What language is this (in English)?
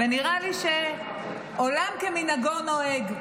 Hebrew